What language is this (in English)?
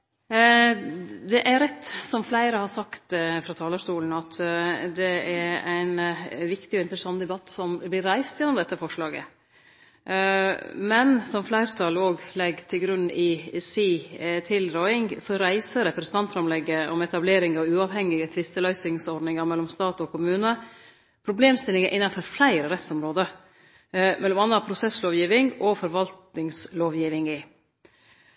Norwegian Nynorsk